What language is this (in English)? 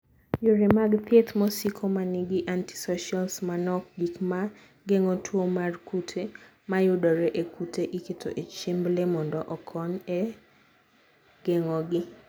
Luo (Kenya and Tanzania)